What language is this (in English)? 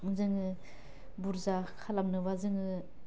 Bodo